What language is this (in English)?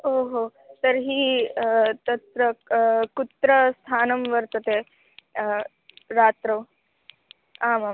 Sanskrit